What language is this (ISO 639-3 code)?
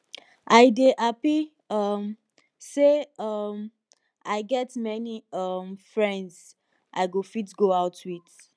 pcm